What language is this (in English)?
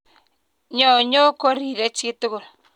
Kalenjin